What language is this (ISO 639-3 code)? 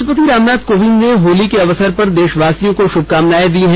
hin